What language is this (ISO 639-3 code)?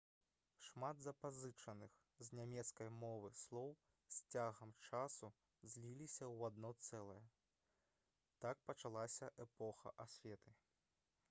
bel